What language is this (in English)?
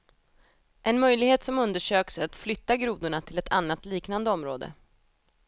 Swedish